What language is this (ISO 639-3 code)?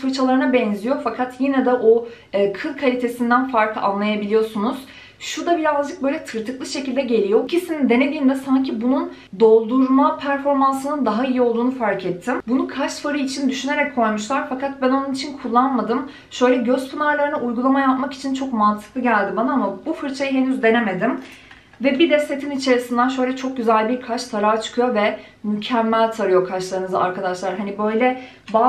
tur